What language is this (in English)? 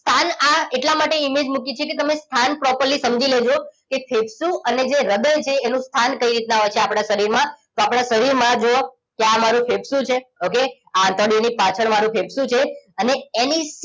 Gujarati